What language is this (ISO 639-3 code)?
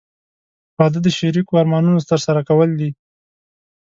pus